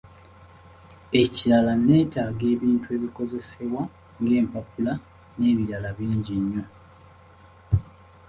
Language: Ganda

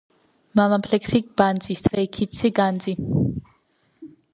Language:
Georgian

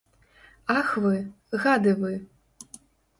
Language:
Belarusian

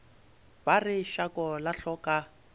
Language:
Northern Sotho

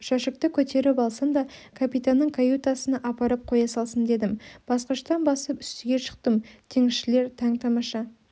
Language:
Kazakh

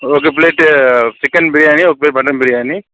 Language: Telugu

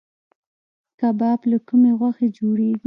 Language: Pashto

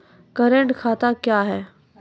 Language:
Maithili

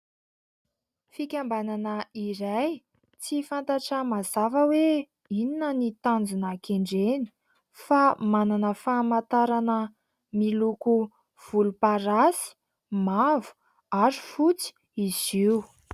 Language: Malagasy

